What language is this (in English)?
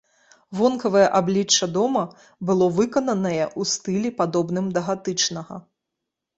Belarusian